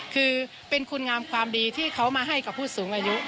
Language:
Thai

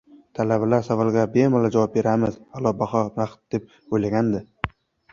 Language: Uzbek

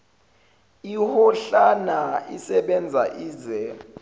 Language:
Zulu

